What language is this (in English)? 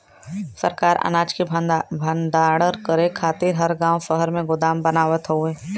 Bhojpuri